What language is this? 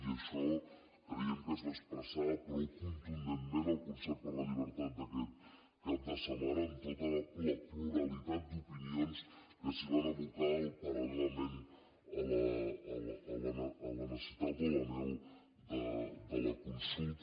Catalan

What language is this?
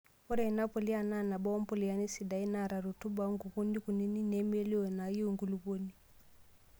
Masai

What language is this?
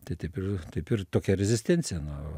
Lithuanian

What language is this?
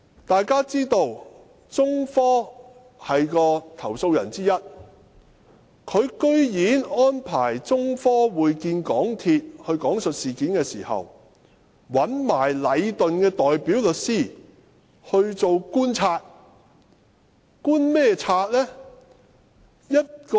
Cantonese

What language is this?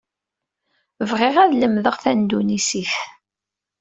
Kabyle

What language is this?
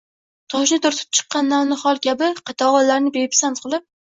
Uzbek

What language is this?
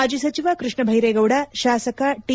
Kannada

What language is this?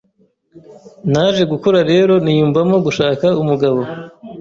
Kinyarwanda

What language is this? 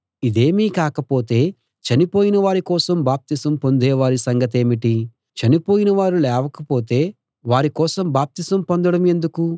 Telugu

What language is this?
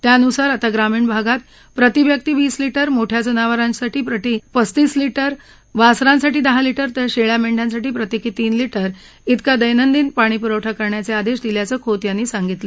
Marathi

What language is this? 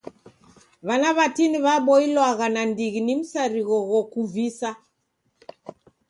Taita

